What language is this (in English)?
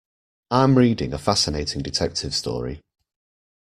English